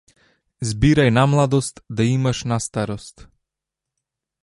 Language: Macedonian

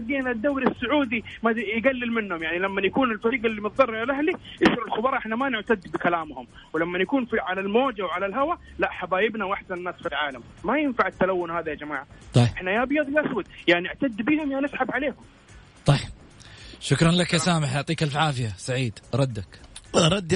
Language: Arabic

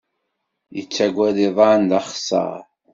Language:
Kabyle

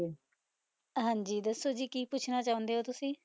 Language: Punjabi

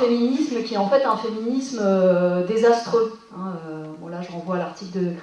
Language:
French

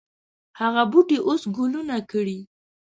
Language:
Pashto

